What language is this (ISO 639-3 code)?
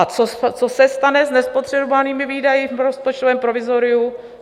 ces